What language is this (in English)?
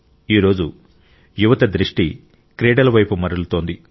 Telugu